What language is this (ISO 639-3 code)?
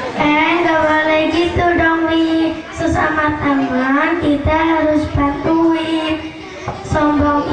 ind